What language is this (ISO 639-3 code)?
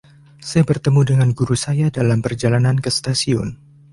ind